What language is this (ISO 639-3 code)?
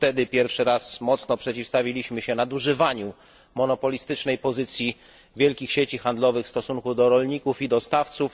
pol